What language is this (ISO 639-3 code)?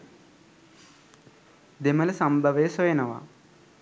sin